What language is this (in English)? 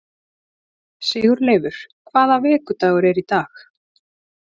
Icelandic